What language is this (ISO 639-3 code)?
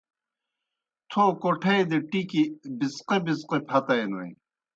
plk